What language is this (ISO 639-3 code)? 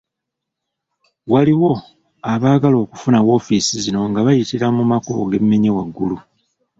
lug